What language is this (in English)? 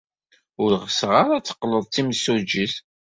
Kabyle